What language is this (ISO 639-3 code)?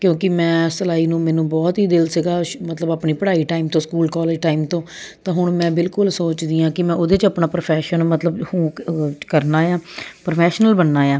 pan